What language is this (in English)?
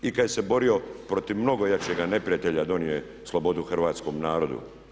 Croatian